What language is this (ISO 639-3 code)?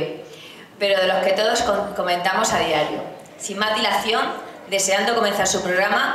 spa